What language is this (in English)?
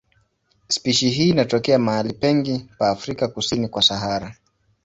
Swahili